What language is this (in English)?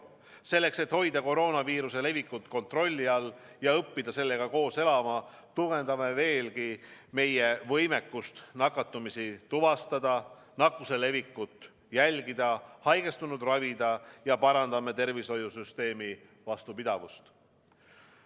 Estonian